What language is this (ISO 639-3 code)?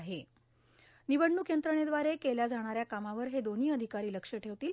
mar